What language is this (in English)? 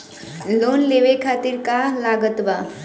Bhojpuri